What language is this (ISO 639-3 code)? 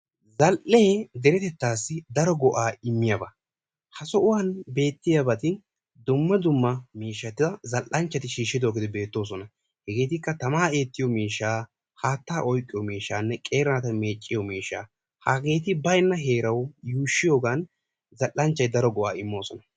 wal